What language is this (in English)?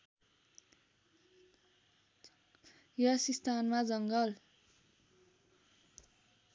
Nepali